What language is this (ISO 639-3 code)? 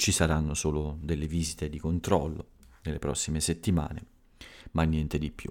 ita